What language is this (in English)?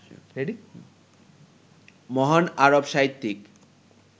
Bangla